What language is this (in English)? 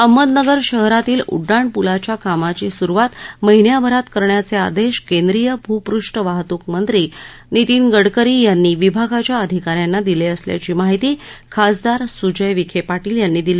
Marathi